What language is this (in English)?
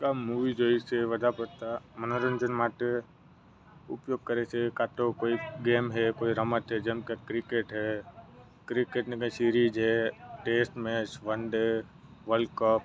Gujarati